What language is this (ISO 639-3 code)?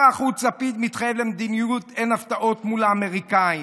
heb